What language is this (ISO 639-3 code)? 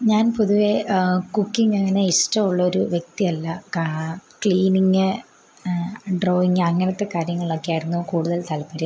mal